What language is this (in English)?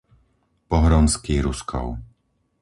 Slovak